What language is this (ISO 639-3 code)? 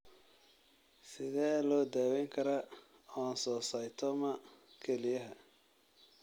som